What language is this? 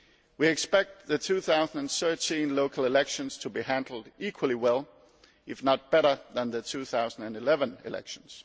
English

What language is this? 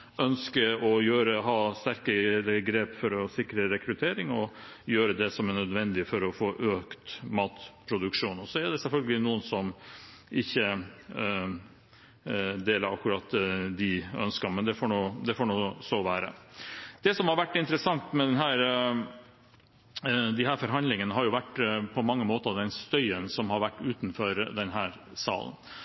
Norwegian Bokmål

